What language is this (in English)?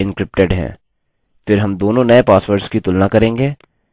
Hindi